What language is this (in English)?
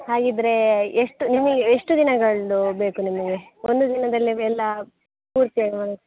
Kannada